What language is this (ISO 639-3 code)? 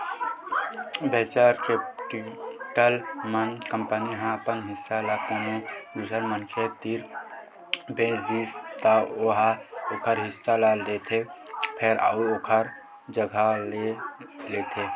hne